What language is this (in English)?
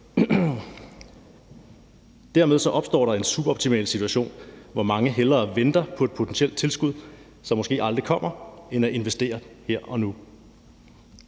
Danish